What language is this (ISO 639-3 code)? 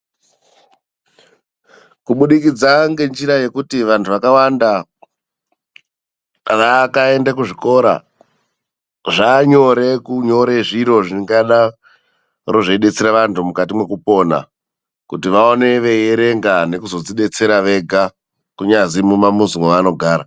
ndc